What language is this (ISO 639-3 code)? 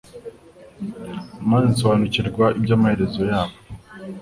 kin